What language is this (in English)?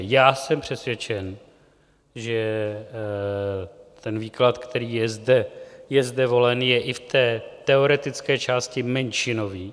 Czech